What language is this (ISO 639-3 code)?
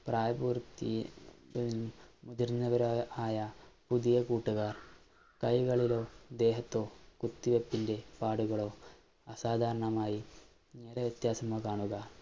mal